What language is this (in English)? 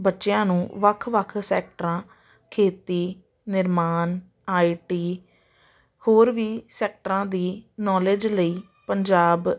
Punjabi